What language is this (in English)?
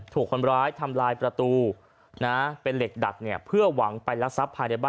Thai